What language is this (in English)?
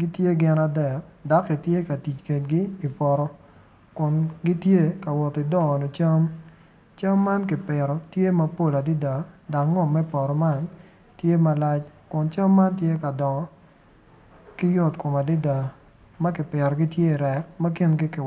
Acoli